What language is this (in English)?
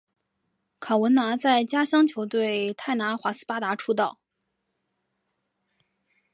Chinese